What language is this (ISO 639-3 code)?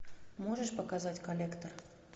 rus